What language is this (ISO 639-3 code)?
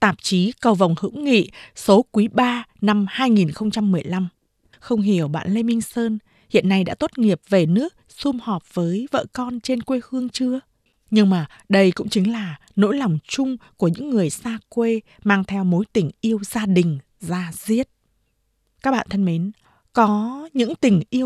vie